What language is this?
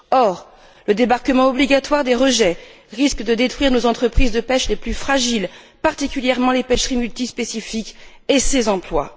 French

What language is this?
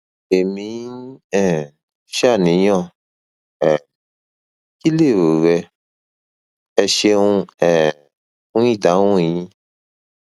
Yoruba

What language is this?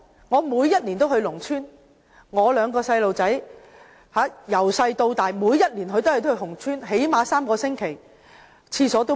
Cantonese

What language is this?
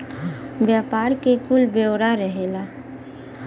Bhojpuri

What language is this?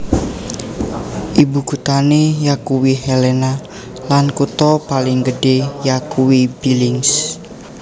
Javanese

